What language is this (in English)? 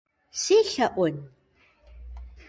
Kabardian